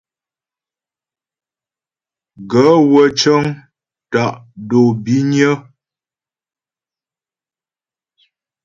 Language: Ghomala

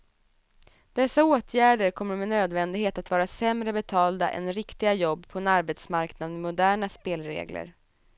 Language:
Swedish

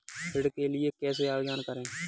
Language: Hindi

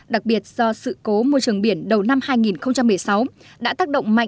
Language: Vietnamese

